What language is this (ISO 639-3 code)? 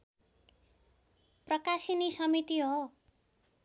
nep